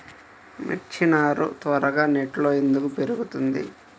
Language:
Telugu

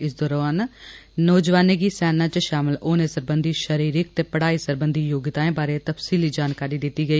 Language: Dogri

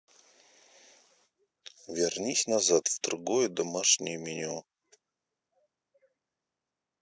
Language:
Russian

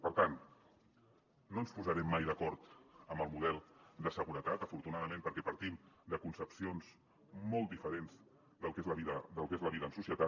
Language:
Catalan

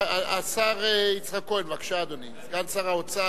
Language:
Hebrew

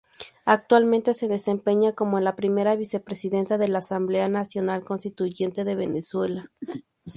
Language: Spanish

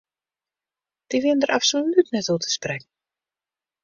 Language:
Western Frisian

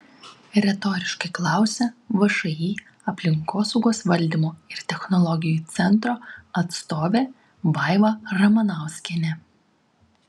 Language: Lithuanian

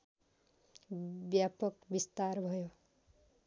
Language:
Nepali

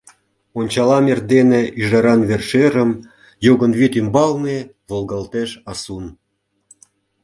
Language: Mari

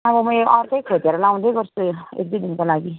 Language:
Nepali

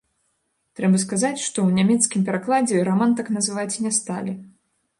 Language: Belarusian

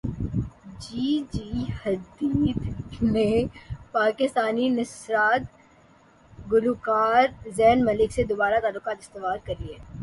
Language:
Urdu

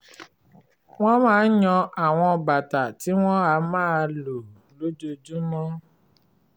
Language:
Yoruba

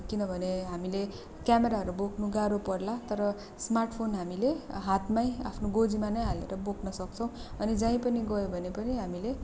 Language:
Nepali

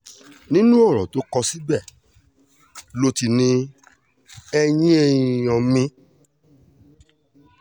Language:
Yoruba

